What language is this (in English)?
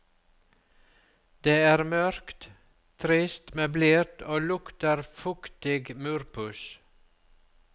Norwegian